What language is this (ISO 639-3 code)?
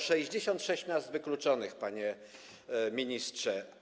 pol